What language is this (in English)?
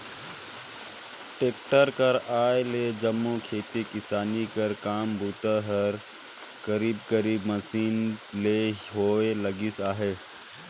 Chhattisgarhi